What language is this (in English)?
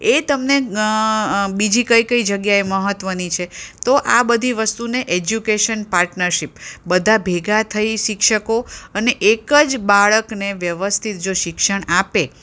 Gujarati